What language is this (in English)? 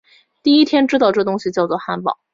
Chinese